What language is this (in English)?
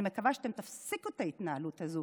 Hebrew